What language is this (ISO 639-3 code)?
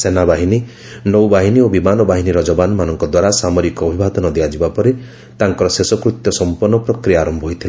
ori